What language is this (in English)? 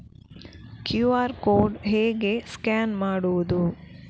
Kannada